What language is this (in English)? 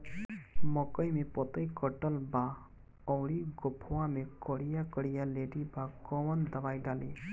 Bhojpuri